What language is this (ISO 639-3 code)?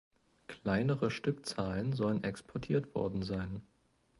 deu